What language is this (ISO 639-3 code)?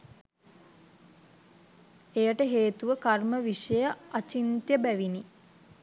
sin